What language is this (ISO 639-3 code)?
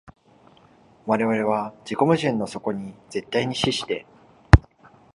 jpn